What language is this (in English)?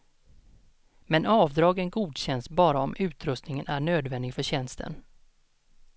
Swedish